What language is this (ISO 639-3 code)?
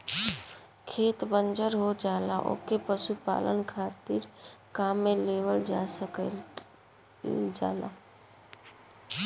bho